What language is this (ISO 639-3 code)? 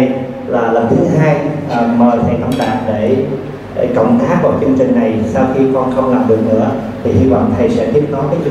vie